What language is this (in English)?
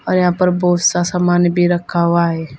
Hindi